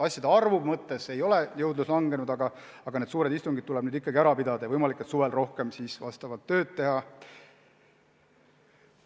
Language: Estonian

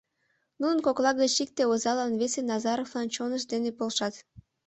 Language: Mari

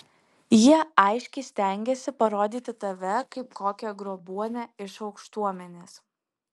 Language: Lithuanian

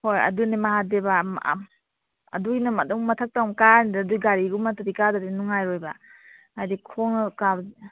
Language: Manipuri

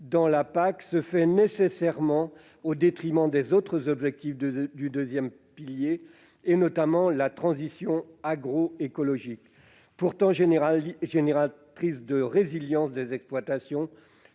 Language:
French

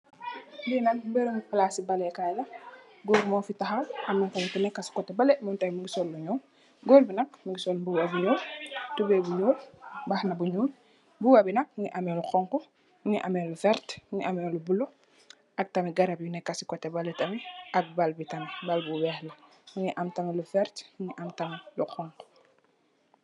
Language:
Wolof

